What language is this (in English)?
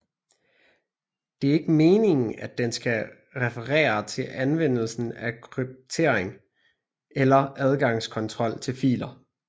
Danish